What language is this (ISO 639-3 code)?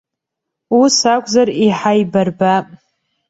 abk